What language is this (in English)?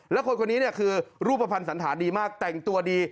Thai